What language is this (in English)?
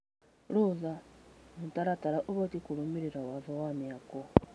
Kikuyu